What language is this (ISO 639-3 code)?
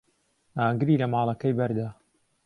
ckb